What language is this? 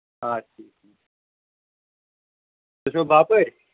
Kashmiri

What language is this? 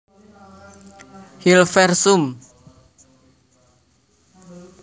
Javanese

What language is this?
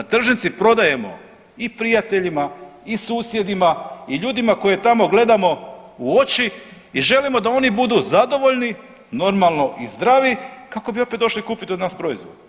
Croatian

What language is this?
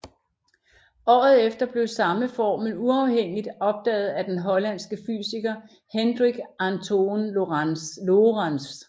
Danish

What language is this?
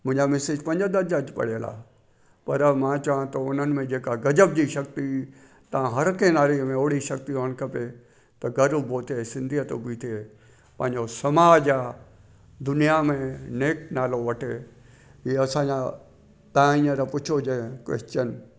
Sindhi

